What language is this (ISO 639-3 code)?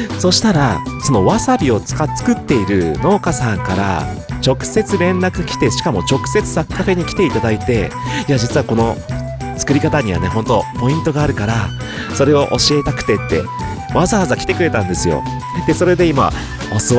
jpn